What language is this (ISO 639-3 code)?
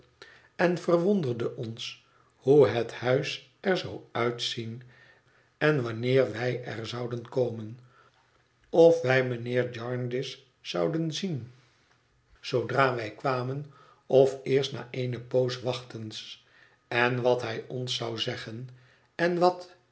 nld